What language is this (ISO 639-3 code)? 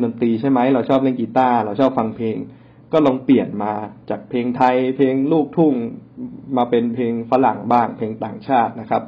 tha